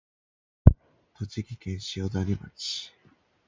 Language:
Japanese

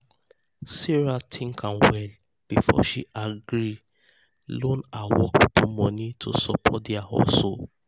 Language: Nigerian Pidgin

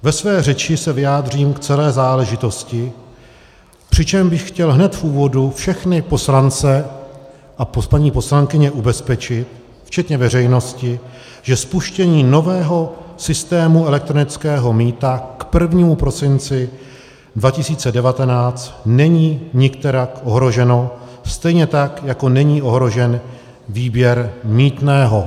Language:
Czech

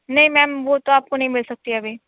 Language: Urdu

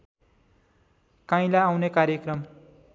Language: Nepali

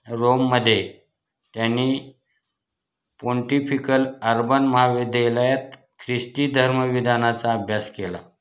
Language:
Marathi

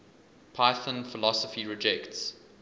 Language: English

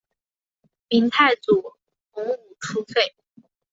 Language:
Chinese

